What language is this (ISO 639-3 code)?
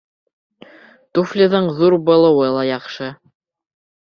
bak